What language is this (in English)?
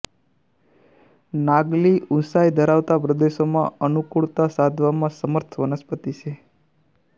Gujarati